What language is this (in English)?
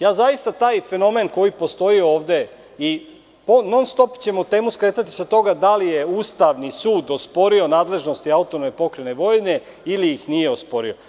Serbian